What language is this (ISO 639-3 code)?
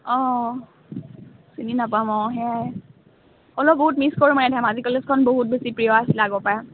asm